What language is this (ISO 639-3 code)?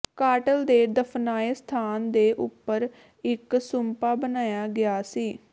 pan